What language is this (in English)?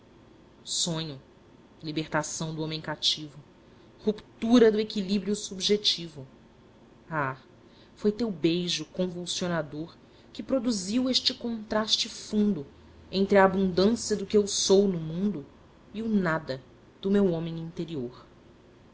Portuguese